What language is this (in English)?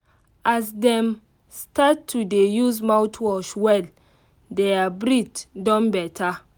Nigerian Pidgin